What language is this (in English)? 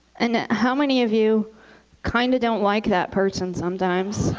English